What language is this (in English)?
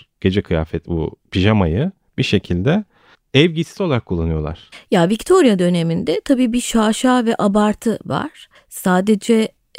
Turkish